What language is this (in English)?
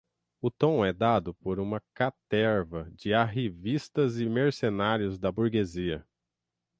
Portuguese